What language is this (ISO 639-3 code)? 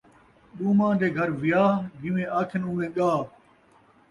skr